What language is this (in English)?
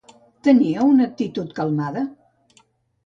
Catalan